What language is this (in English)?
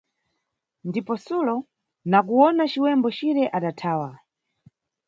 Nyungwe